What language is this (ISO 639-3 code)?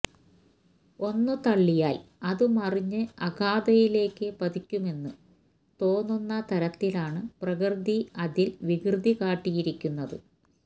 mal